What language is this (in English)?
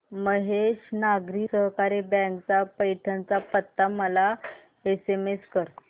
Marathi